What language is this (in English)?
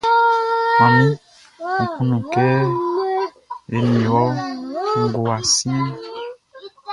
Baoulé